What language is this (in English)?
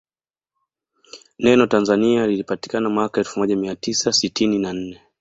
Swahili